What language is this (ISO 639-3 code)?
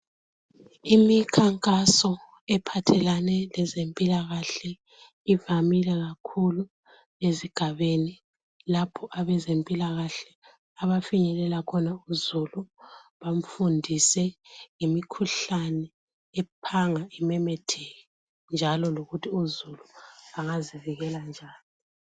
nde